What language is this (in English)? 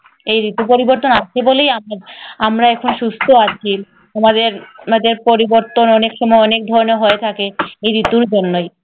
Bangla